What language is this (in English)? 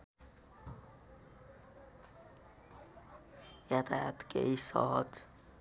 Nepali